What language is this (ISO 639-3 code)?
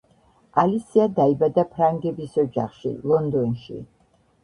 kat